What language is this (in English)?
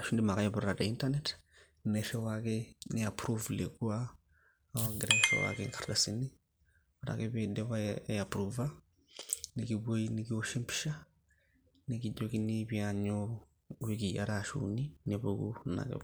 Masai